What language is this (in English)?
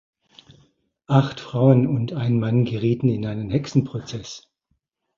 German